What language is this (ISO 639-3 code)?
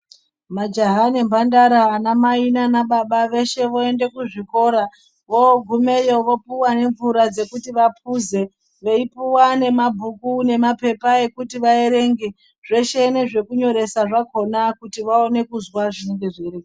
ndc